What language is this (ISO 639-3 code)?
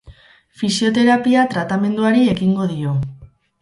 eus